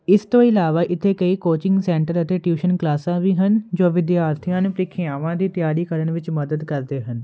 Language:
Punjabi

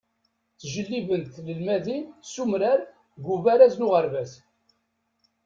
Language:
Kabyle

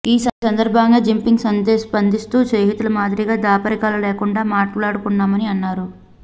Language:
Telugu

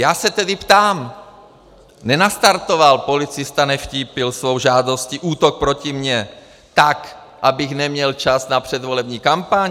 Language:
Czech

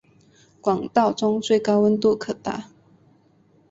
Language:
Chinese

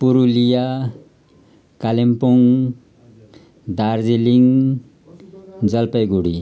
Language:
Nepali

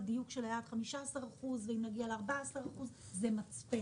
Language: Hebrew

